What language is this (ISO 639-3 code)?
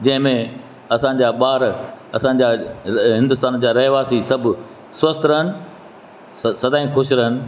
snd